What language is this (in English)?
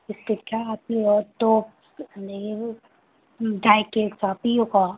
Manipuri